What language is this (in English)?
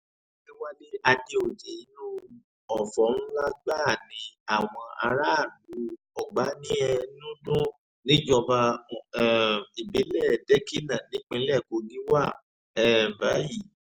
Yoruba